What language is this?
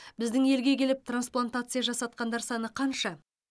Kazakh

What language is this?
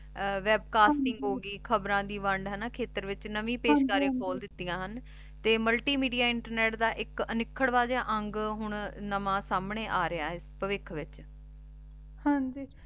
Punjabi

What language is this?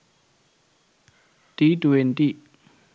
Sinhala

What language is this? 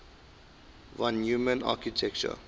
English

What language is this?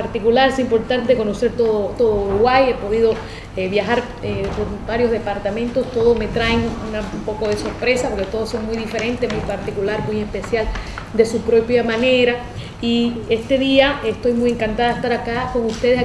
Spanish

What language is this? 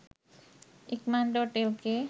Sinhala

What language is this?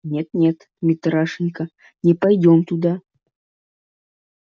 Russian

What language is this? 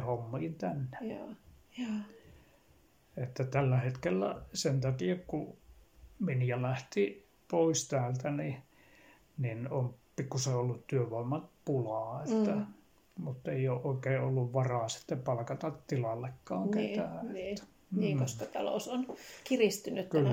Finnish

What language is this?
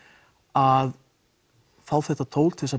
Icelandic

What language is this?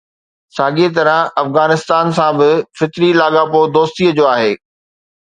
Sindhi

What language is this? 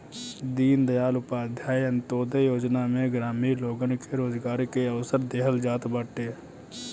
Bhojpuri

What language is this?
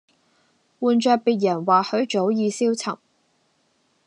Cantonese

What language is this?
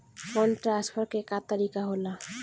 Bhojpuri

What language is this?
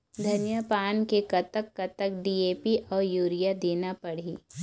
Chhattisgarhi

